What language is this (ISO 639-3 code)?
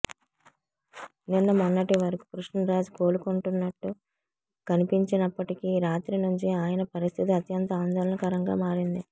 tel